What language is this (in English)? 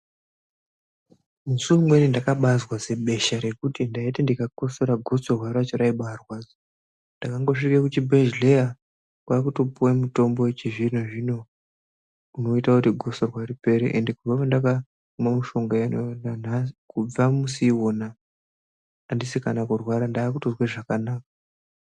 Ndau